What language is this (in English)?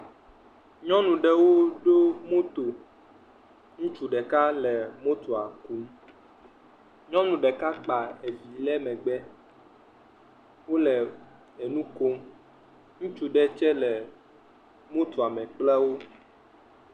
Ewe